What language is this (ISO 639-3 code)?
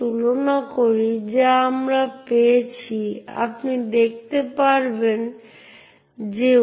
ben